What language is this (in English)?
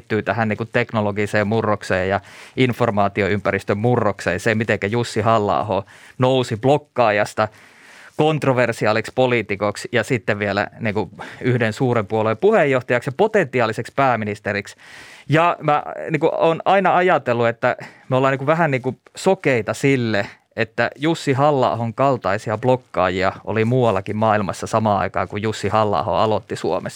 Finnish